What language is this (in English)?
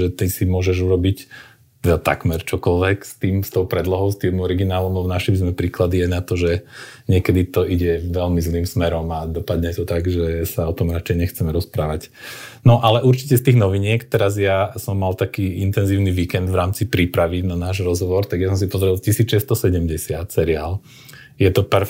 Slovak